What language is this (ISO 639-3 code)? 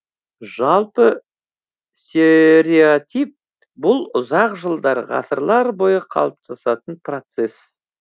kaz